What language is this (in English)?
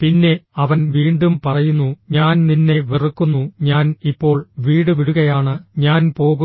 Malayalam